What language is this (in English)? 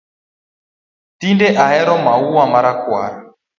Luo (Kenya and Tanzania)